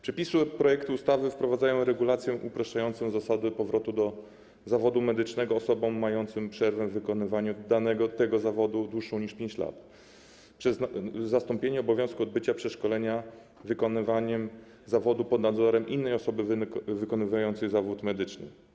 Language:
Polish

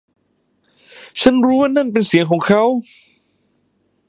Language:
Thai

